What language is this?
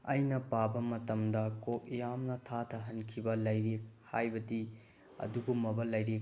Manipuri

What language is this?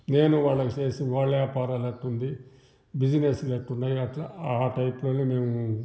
Telugu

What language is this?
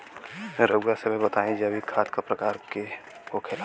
Bhojpuri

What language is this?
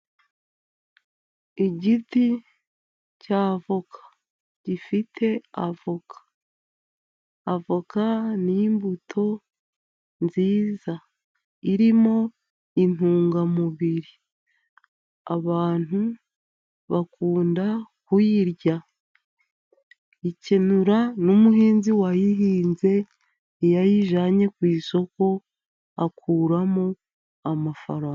Kinyarwanda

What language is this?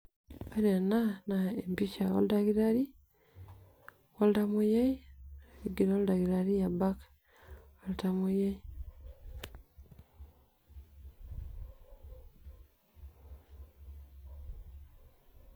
Masai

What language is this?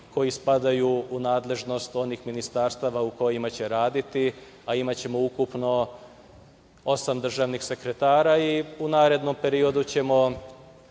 Serbian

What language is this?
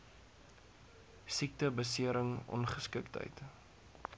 Afrikaans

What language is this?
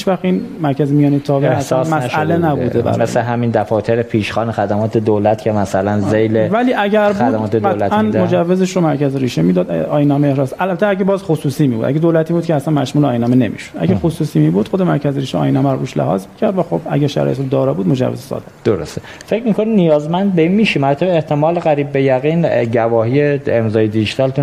Persian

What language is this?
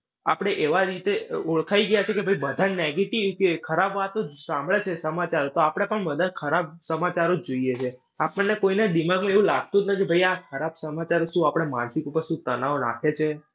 Gujarati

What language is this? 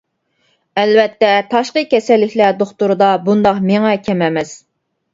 Uyghur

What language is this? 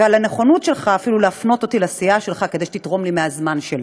Hebrew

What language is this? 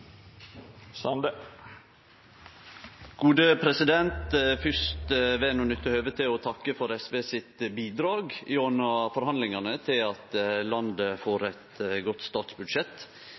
Norwegian Nynorsk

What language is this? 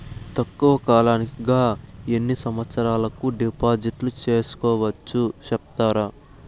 Telugu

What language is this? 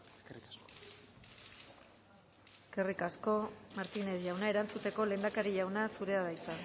Basque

